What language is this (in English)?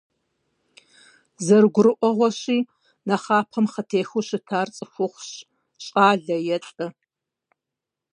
Kabardian